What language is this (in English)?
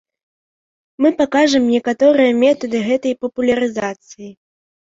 Belarusian